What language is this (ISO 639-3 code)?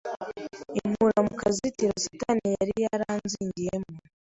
kin